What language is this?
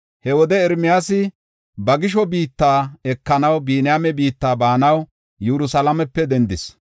Gofa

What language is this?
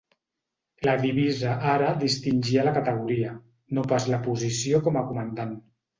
Catalan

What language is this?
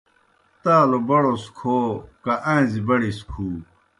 Kohistani Shina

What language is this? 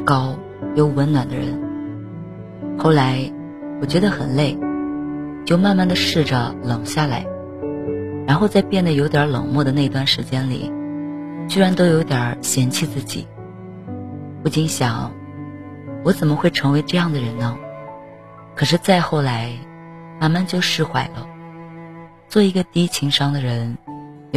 Chinese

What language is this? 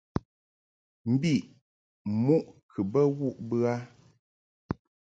Mungaka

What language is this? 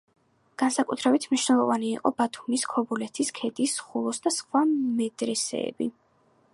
Georgian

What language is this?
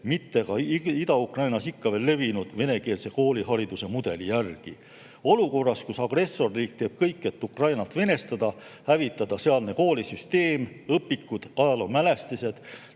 Estonian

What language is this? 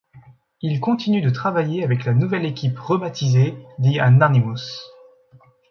French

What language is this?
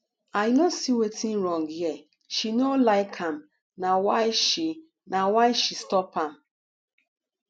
Nigerian Pidgin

